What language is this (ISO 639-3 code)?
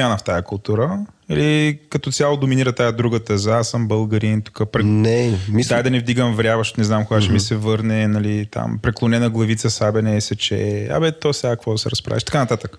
bul